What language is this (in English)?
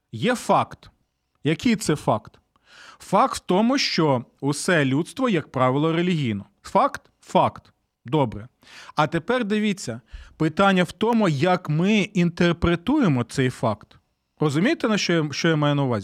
Ukrainian